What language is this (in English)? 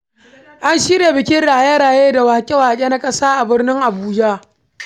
Hausa